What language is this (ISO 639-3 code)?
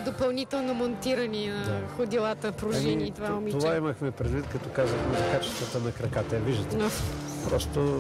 bul